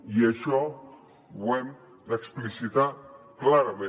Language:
Catalan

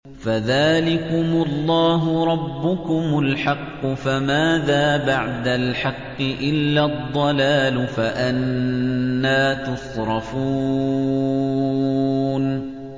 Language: Arabic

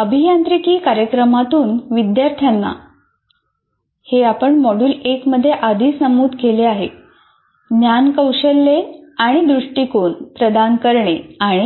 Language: Marathi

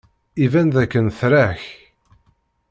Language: Kabyle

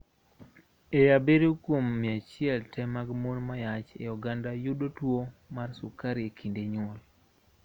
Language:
Luo (Kenya and Tanzania)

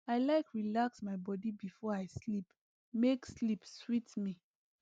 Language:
Nigerian Pidgin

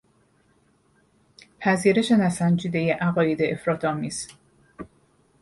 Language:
Persian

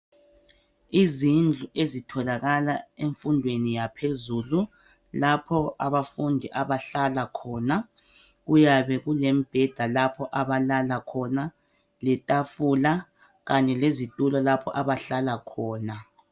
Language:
North Ndebele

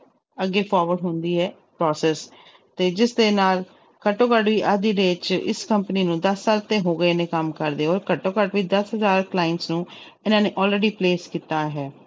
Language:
Punjabi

